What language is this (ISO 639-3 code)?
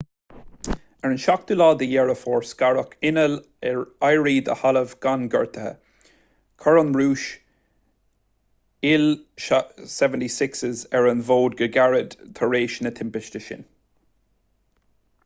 gle